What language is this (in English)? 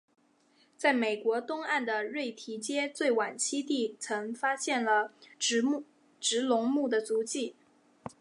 Chinese